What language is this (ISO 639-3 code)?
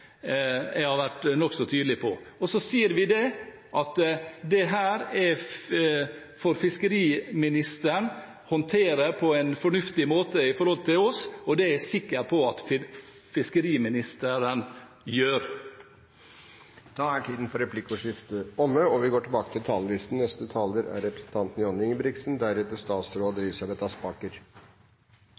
nob